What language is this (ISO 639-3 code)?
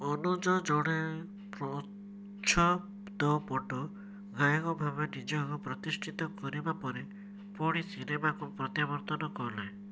ori